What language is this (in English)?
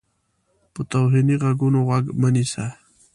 Pashto